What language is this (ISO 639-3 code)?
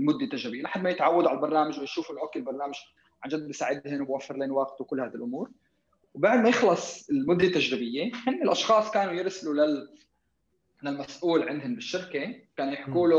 ara